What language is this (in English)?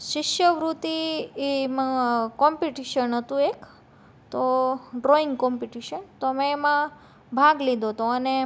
Gujarati